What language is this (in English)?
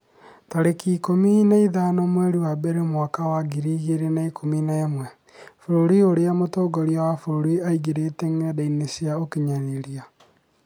Kikuyu